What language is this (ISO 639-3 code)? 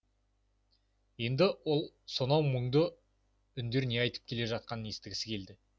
kaz